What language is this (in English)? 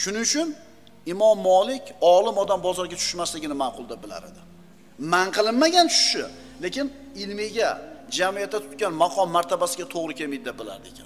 Turkish